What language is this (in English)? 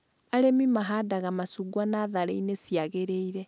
Kikuyu